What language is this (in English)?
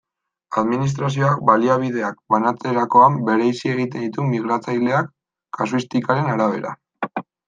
Basque